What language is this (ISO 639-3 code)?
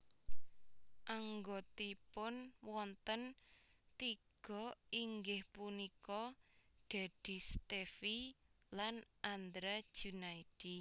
jav